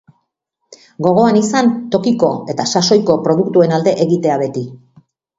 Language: Basque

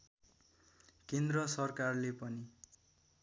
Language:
Nepali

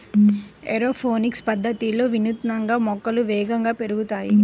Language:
Telugu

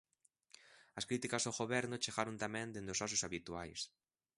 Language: Galician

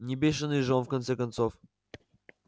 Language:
Russian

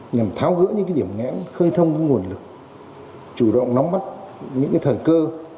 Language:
Vietnamese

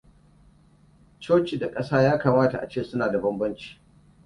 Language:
Hausa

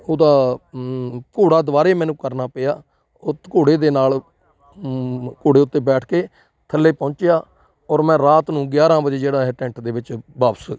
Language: Punjabi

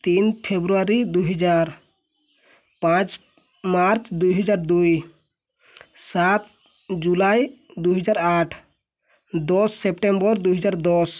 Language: Odia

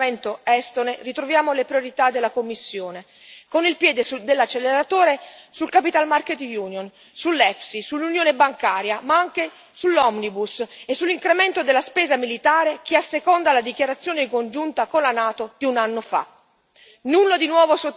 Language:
Italian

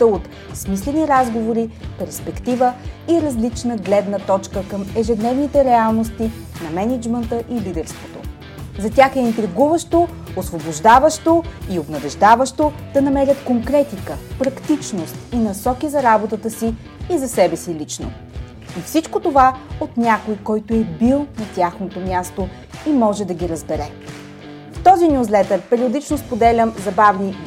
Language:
Bulgarian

